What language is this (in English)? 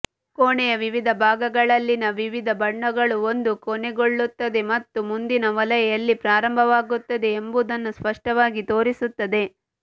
Kannada